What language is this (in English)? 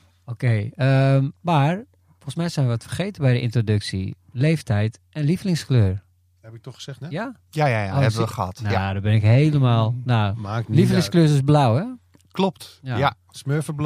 Dutch